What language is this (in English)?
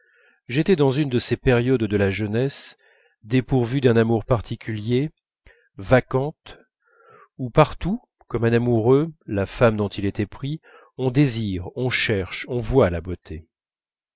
French